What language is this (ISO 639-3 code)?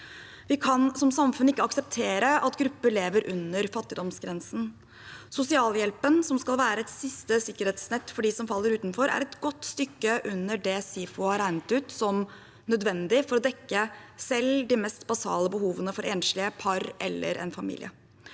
nor